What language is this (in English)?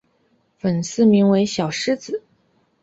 Chinese